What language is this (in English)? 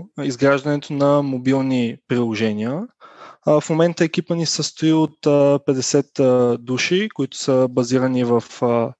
Bulgarian